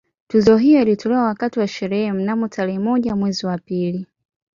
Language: Swahili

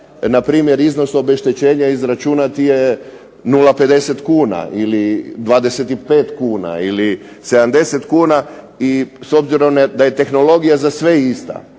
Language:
Croatian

